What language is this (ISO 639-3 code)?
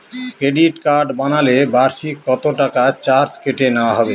ben